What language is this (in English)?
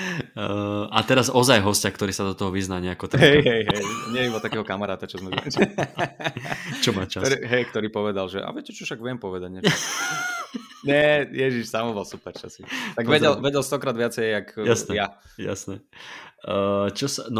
Slovak